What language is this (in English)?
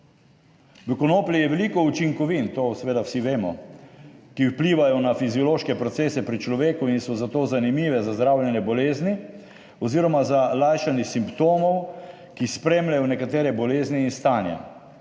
Slovenian